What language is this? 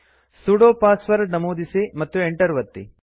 Kannada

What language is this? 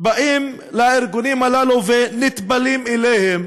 Hebrew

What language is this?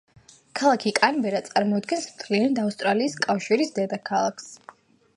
Georgian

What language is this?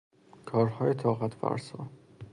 Persian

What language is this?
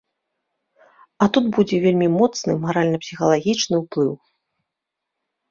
Belarusian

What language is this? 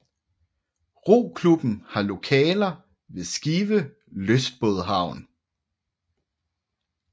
Danish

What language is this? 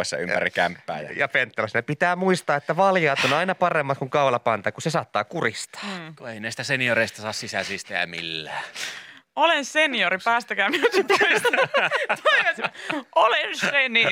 Finnish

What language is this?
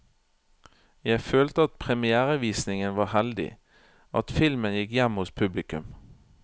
Norwegian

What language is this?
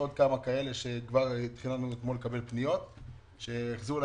Hebrew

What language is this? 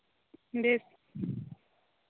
Santali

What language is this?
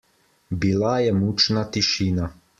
Slovenian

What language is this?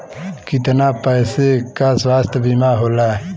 Bhojpuri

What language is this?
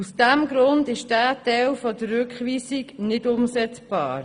Swiss German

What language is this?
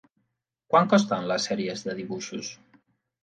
Catalan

